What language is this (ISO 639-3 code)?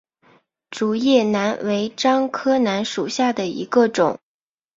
zho